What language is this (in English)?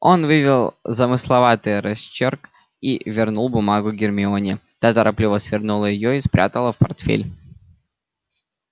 Russian